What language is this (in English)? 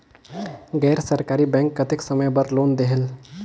Chhattisgarhi